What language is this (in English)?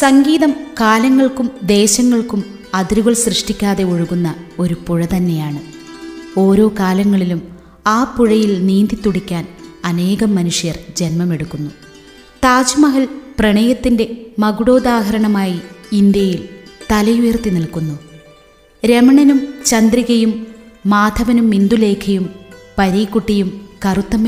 Malayalam